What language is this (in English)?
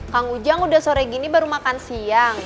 Indonesian